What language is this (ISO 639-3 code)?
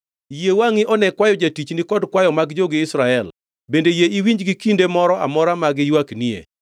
luo